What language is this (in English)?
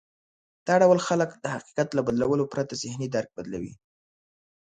Pashto